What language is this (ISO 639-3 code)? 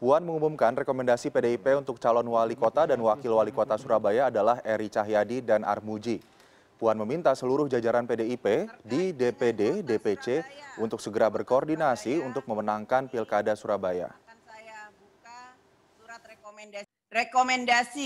ind